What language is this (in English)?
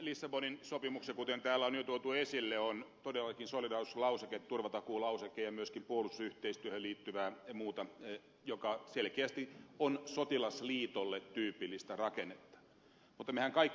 Finnish